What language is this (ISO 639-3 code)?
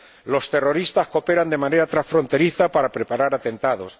spa